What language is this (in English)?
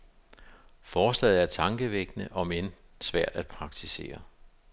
Danish